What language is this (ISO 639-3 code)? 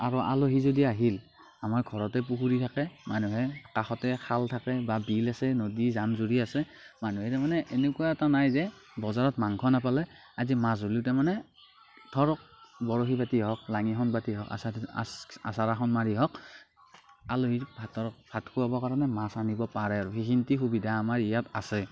asm